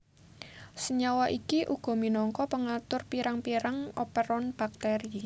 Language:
Javanese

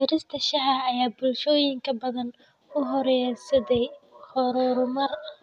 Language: Somali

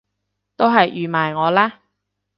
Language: Cantonese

